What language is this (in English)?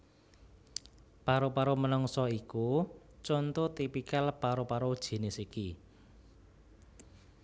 Javanese